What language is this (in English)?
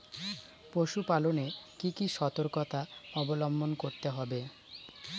Bangla